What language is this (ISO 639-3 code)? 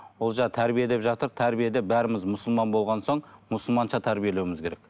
kaz